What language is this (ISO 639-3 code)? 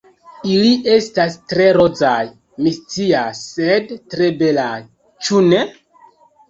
epo